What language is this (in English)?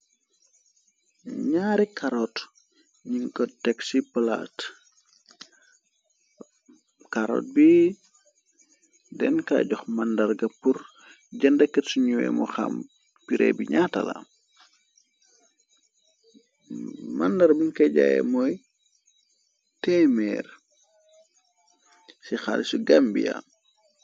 Wolof